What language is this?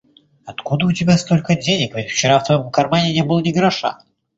Russian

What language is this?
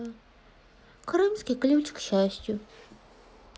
Russian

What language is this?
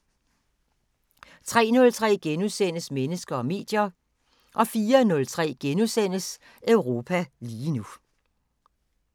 Danish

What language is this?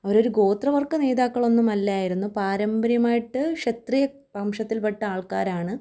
Malayalam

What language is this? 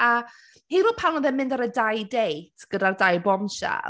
Welsh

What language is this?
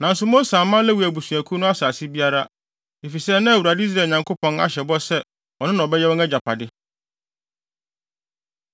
Akan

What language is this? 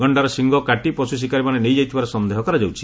Odia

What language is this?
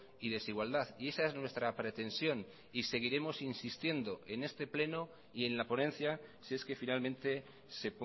Spanish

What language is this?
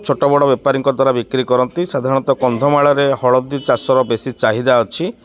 Odia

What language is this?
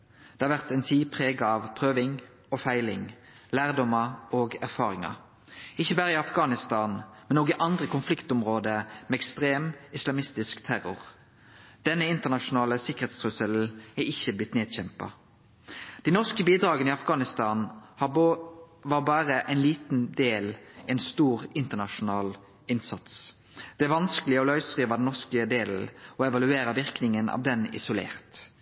Norwegian Nynorsk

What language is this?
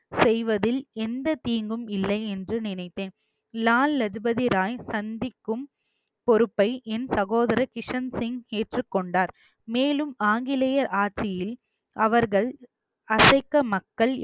Tamil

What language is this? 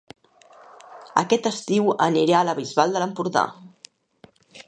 Catalan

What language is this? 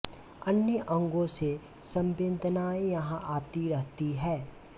Hindi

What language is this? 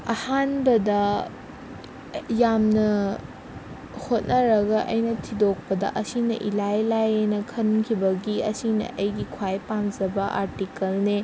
Manipuri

